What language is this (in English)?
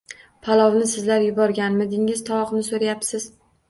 Uzbek